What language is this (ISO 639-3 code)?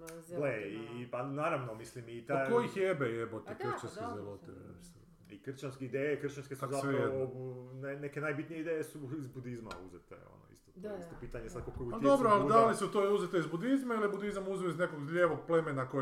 hrv